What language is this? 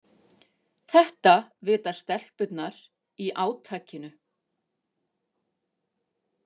Icelandic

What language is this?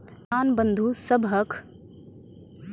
Maithili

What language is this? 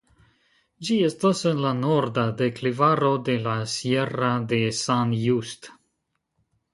Esperanto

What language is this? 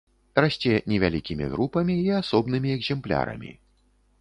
Belarusian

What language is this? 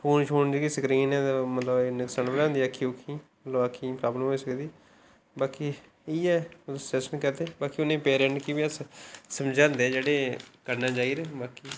Dogri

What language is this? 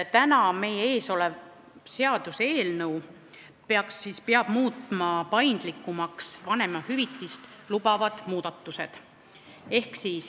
Estonian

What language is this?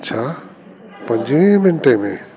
Sindhi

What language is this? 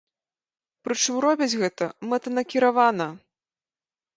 Belarusian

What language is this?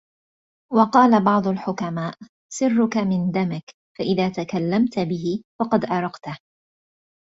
Arabic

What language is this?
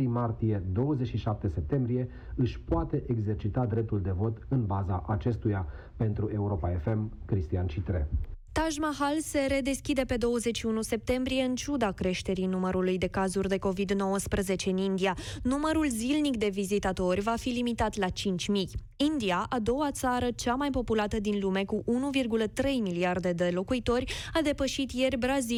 Romanian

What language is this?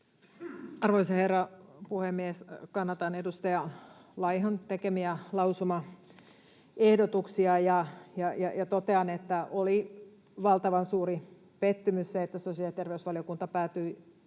Finnish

